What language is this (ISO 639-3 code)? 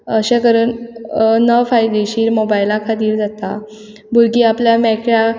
kok